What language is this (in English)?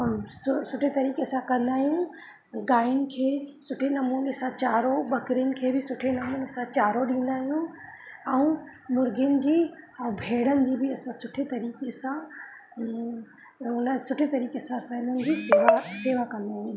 Sindhi